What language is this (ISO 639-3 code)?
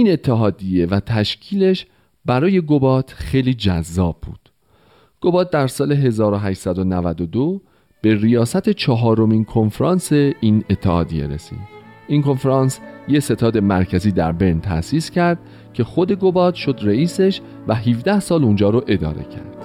fas